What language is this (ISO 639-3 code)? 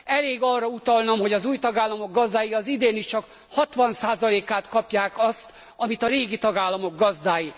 hun